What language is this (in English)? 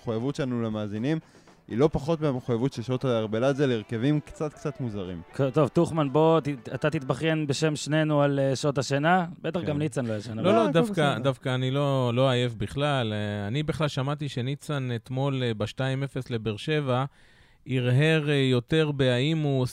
Hebrew